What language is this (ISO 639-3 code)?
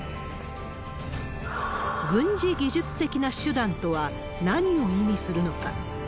jpn